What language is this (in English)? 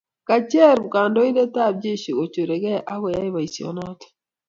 Kalenjin